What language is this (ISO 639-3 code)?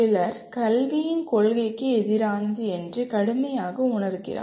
tam